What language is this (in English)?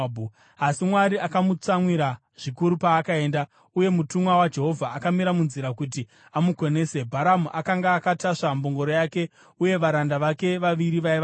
Shona